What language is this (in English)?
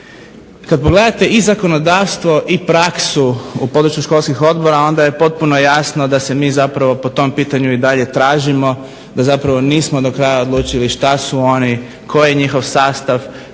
Croatian